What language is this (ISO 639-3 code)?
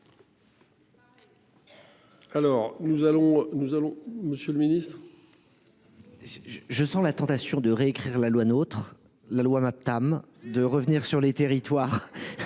fra